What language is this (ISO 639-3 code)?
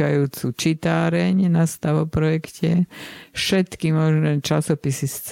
slk